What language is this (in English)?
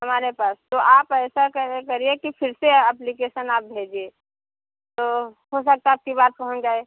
Hindi